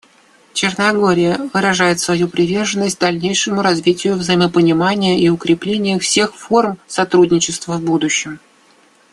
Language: Russian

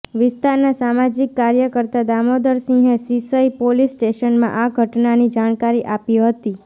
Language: Gujarati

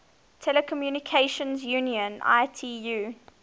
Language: English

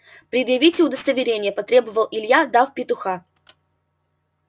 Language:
Russian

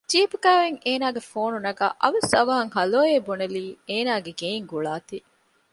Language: Divehi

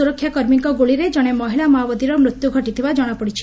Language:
Odia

